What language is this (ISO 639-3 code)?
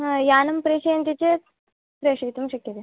san